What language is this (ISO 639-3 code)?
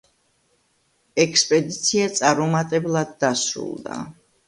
kat